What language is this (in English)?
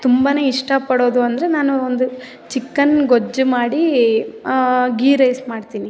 Kannada